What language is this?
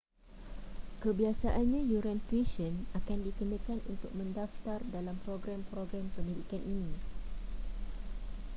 Malay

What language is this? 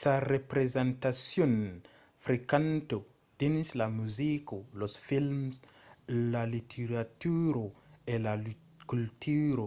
Occitan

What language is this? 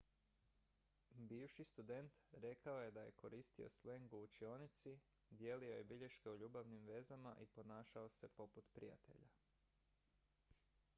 Croatian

